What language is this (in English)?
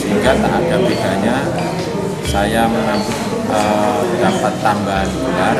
Indonesian